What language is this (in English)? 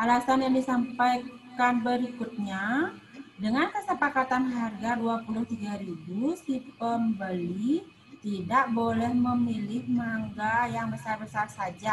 Indonesian